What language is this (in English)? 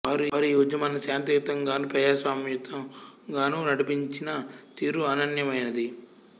Telugu